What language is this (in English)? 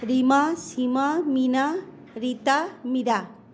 Bangla